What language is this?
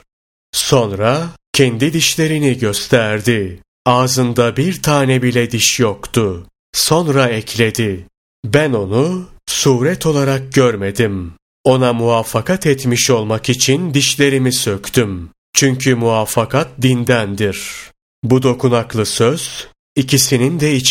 Turkish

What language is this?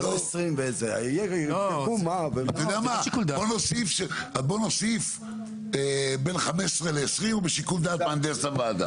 Hebrew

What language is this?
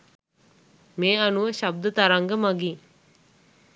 Sinhala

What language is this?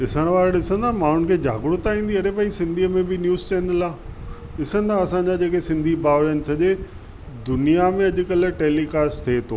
Sindhi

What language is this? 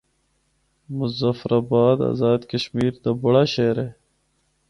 Northern Hindko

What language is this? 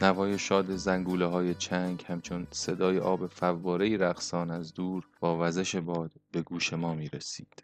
Persian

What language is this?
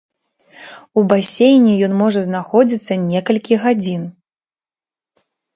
Belarusian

